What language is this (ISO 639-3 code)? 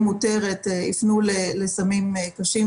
heb